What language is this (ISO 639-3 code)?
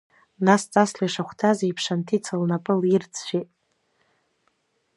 abk